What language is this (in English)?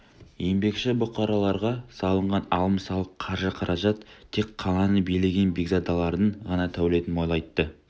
Kazakh